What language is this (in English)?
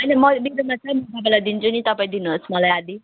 Nepali